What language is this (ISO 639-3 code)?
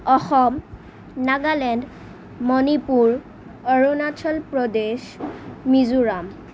asm